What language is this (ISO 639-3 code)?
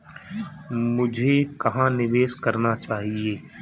hin